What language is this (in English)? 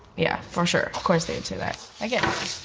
English